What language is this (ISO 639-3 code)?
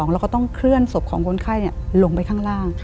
tha